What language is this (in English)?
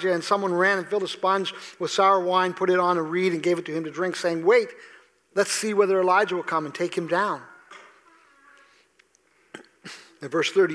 English